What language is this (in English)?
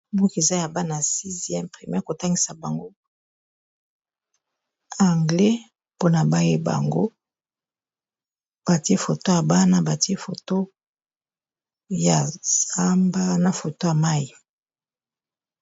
Lingala